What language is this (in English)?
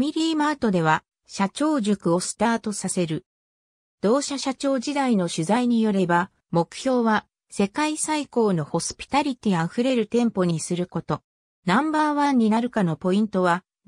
Japanese